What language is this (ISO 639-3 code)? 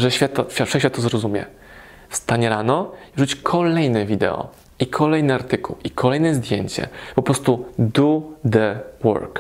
pol